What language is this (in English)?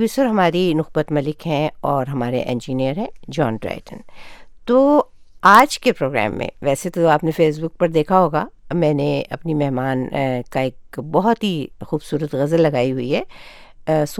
Urdu